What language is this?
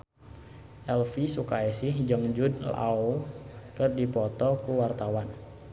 Sundanese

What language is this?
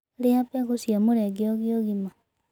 Kikuyu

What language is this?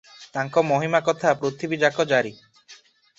Odia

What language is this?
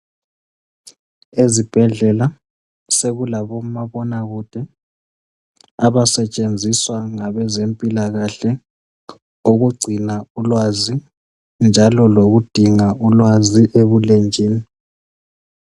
North Ndebele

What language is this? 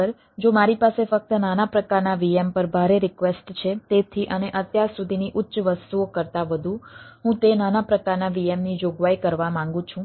Gujarati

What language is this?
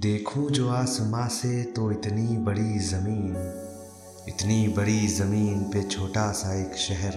Hindi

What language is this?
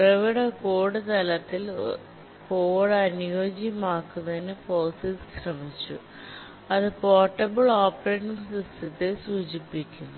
Malayalam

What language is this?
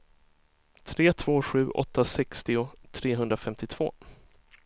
Swedish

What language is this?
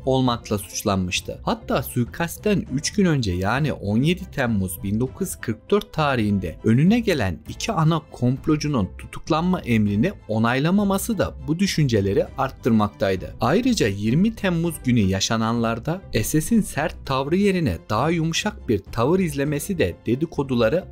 Turkish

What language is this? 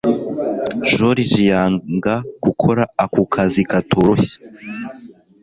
Kinyarwanda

